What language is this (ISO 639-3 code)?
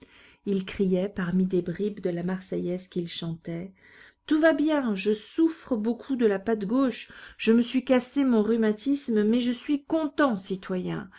fra